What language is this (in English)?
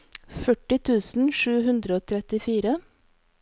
Norwegian